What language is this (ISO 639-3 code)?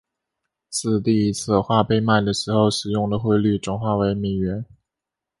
zho